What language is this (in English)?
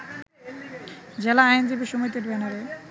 Bangla